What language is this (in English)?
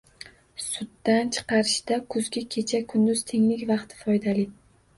Uzbek